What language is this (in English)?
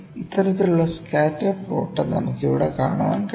Malayalam